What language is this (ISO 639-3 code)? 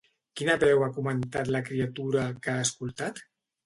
cat